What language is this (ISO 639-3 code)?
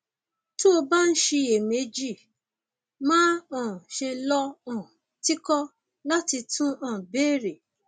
yor